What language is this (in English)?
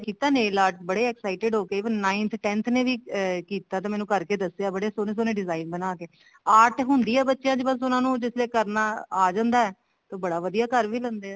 Punjabi